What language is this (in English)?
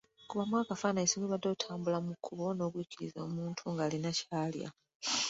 Ganda